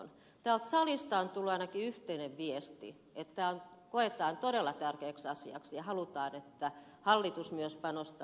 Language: Finnish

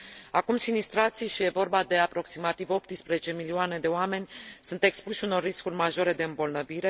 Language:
Romanian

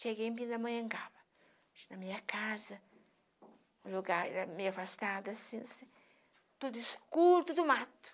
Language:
Portuguese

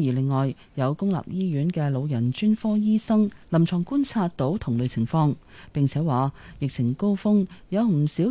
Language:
Chinese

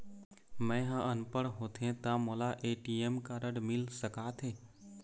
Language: Chhattisgarhi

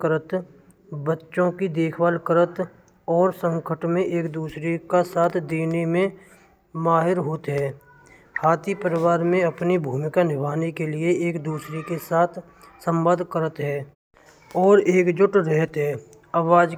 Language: Braj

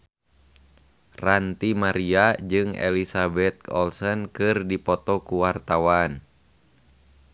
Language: Sundanese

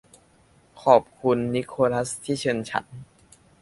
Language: Thai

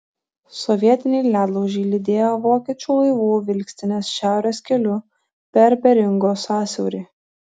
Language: Lithuanian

